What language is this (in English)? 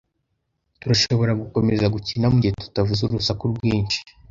Kinyarwanda